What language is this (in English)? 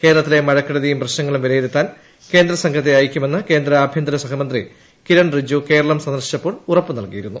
Malayalam